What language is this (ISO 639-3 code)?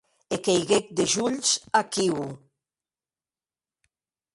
oci